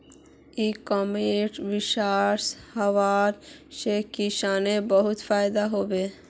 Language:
Magahi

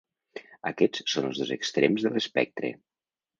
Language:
Catalan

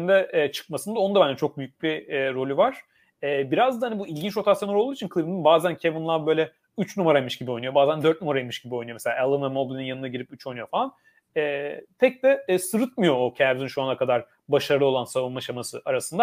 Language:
Turkish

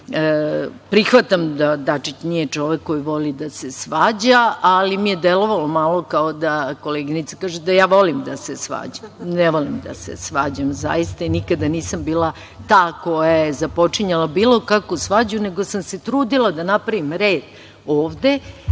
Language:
Serbian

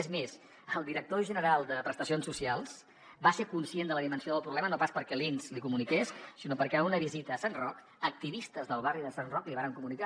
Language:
Catalan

